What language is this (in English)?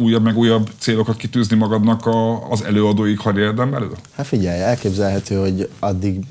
Hungarian